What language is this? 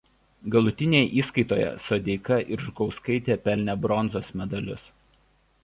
Lithuanian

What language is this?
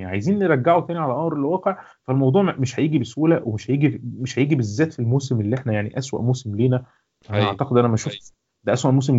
Arabic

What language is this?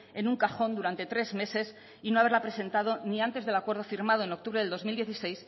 Spanish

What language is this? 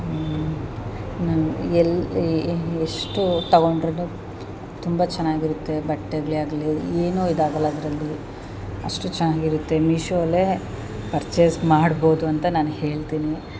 Kannada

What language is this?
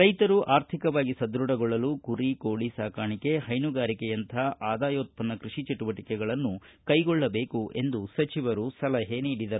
Kannada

